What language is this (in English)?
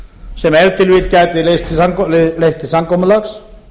Icelandic